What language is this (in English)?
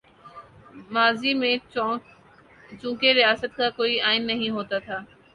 Urdu